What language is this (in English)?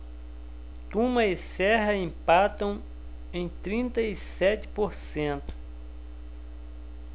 Portuguese